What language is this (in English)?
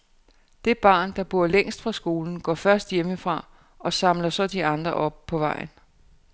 Danish